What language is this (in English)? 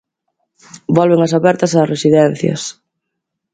Galician